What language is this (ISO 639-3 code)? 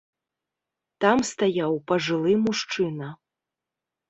bel